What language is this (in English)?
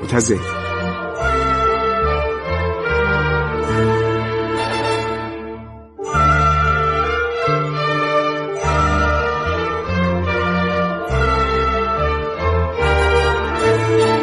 Persian